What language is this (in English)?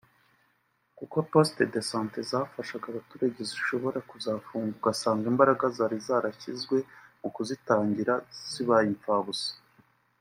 Kinyarwanda